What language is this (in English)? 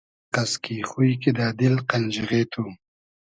Hazaragi